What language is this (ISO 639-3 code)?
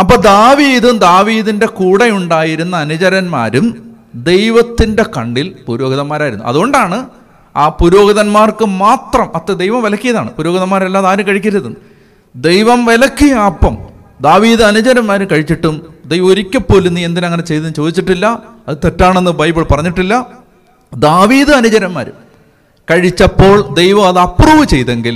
mal